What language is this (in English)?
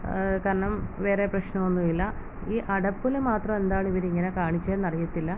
Malayalam